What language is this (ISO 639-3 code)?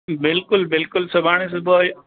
snd